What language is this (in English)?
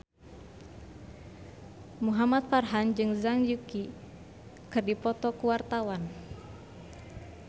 Sundanese